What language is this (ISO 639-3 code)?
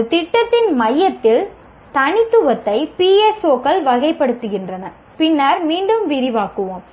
tam